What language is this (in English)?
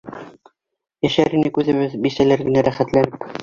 Bashkir